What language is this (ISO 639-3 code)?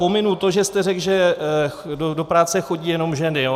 ces